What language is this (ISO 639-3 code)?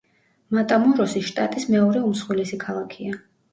kat